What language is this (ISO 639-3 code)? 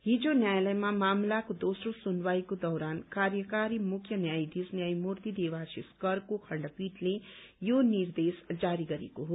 nep